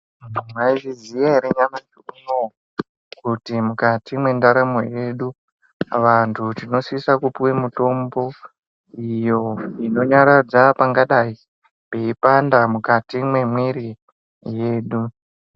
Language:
Ndau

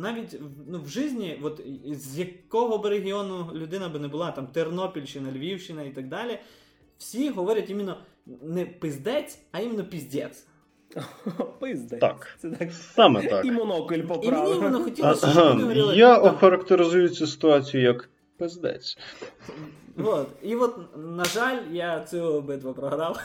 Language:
Ukrainian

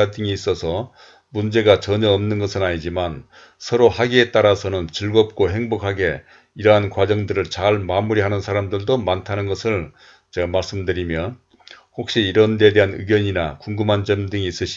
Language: Korean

